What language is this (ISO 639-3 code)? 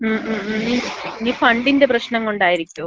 mal